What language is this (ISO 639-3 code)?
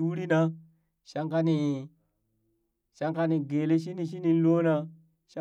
bys